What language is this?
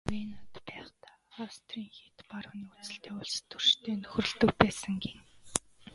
Mongolian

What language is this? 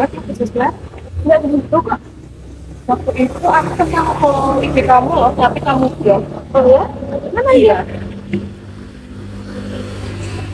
Indonesian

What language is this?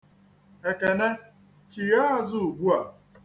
Igbo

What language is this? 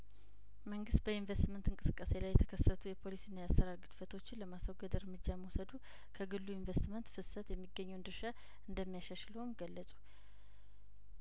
Amharic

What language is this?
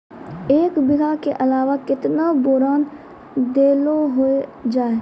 Maithili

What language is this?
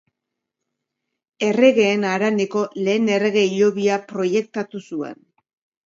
Basque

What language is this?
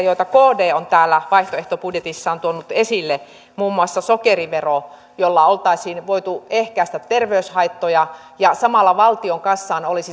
Finnish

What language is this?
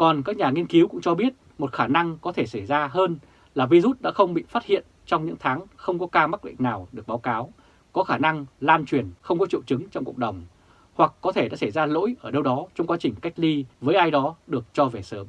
Vietnamese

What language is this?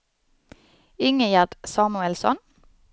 Swedish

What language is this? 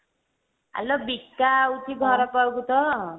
Odia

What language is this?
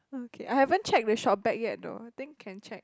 English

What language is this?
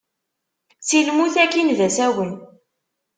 Kabyle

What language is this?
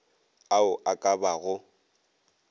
Northern Sotho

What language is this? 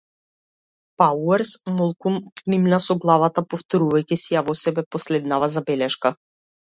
Macedonian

